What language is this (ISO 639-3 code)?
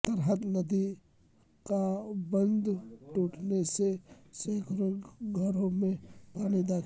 urd